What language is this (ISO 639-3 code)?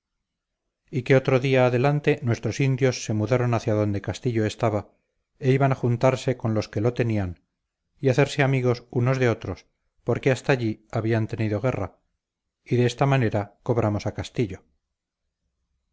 spa